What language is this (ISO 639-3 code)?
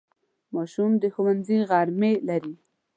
pus